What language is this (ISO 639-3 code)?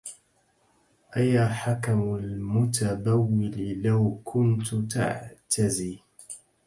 ara